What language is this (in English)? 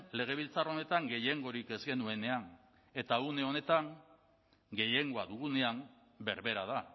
Basque